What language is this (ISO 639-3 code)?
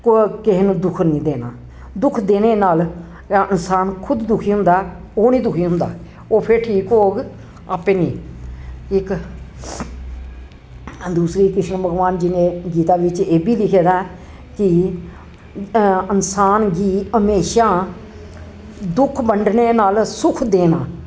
doi